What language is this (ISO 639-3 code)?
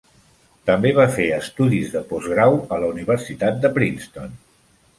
cat